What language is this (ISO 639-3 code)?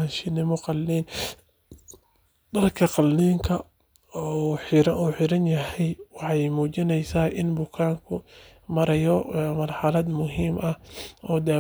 som